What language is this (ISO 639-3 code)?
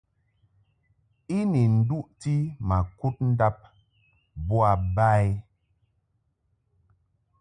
mhk